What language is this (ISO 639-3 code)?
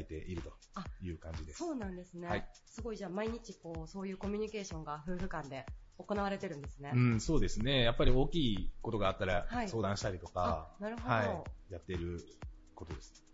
jpn